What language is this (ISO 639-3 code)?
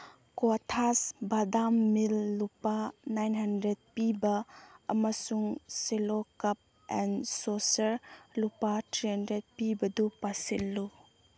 mni